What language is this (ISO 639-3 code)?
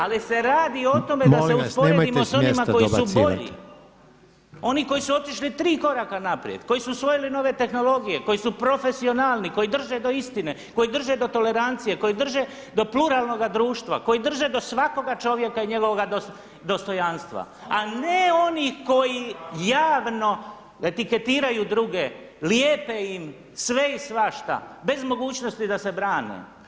hrv